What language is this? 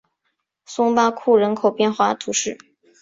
Chinese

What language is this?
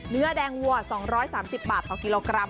Thai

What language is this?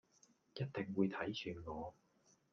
Cantonese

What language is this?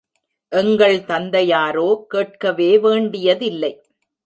Tamil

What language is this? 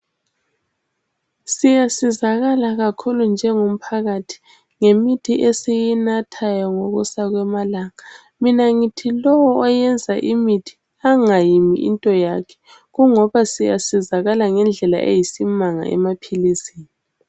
North Ndebele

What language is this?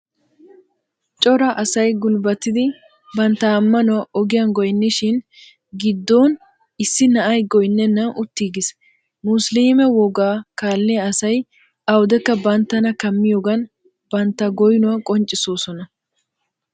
Wolaytta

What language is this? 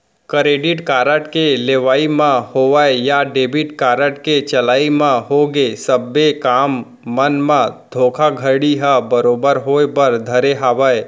Chhattisgarhi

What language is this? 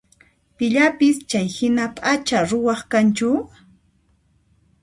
Puno Quechua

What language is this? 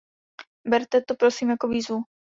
Czech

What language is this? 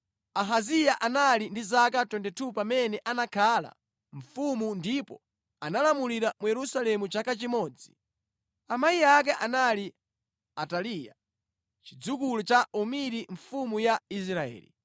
Nyanja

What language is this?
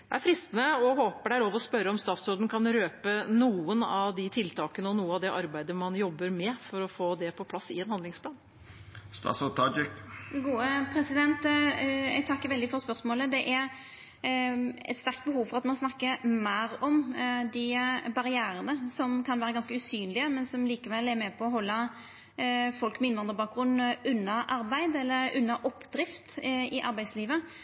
Norwegian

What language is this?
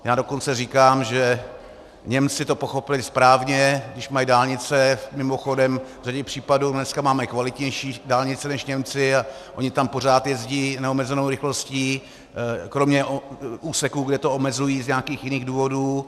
Czech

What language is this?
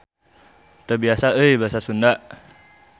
Sundanese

